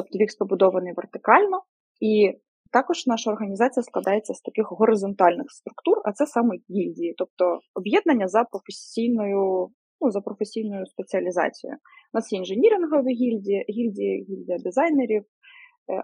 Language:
Ukrainian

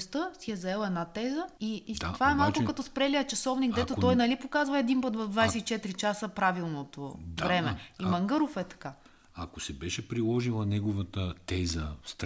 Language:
Bulgarian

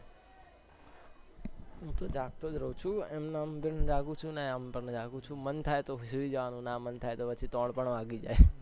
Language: Gujarati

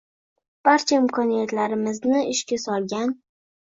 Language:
Uzbek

